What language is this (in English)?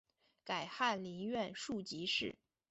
Chinese